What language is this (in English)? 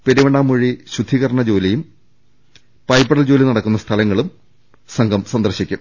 Malayalam